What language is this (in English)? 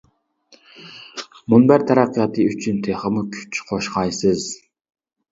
Uyghur